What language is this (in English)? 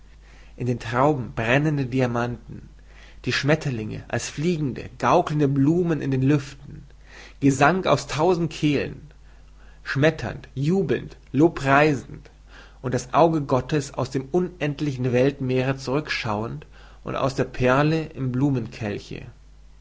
German